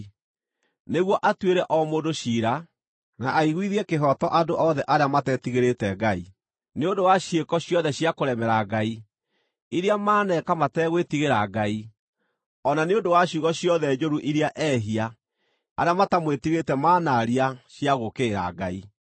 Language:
Kikuyu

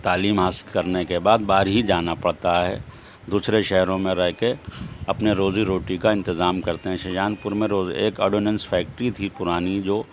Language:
Urdu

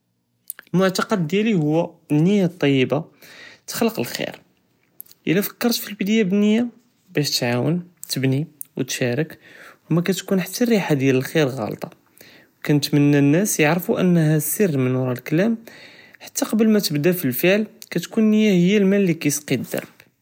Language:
Judeo-Arabic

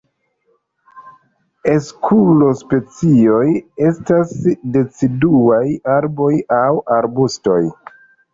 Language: Esperanto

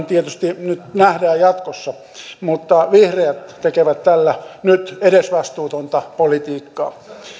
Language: Finnish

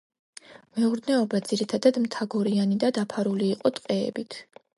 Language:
Georgian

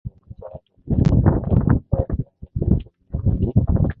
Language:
Swahili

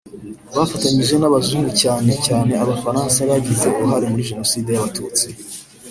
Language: Kinyarwanda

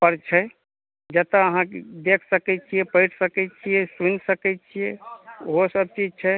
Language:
Maithili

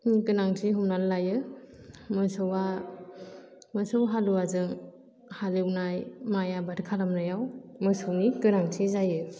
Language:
Bodo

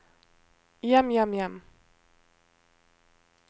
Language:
Norwegian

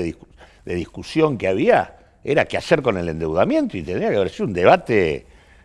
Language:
Spanish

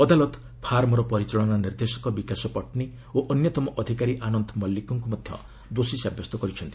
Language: Odia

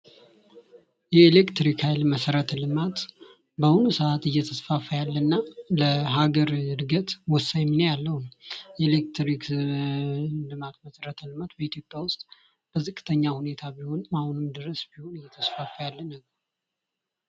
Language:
Amharic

